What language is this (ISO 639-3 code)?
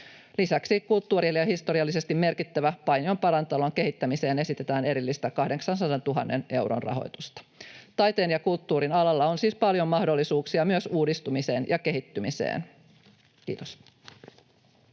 fin